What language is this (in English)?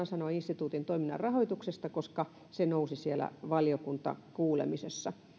Finnish